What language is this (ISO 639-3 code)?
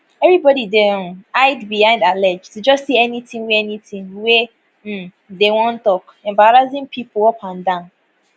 pcm